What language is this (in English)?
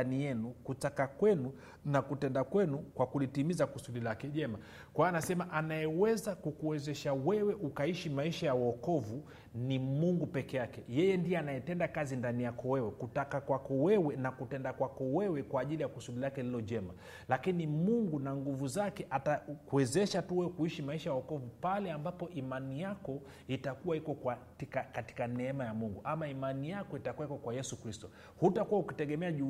Swahili